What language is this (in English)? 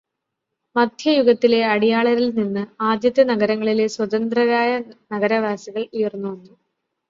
Malayalam